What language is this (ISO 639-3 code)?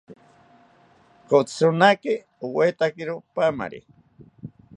cpy